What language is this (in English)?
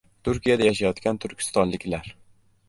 Uzbek